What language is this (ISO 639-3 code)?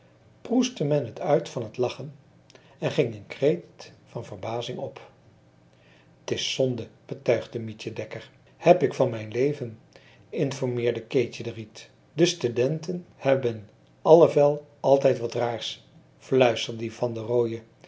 nld